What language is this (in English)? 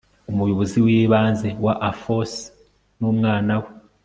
Kinyarwanda